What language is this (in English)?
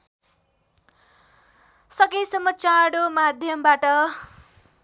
Nepali